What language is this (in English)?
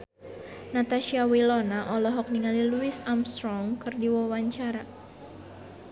Sundanese